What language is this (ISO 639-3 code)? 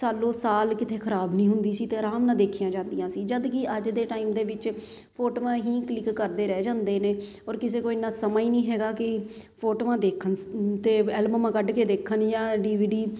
pan